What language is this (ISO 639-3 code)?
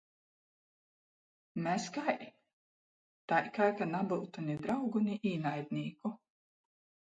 ltg